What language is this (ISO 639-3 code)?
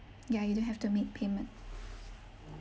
eng